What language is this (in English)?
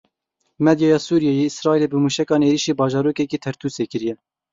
Kurdish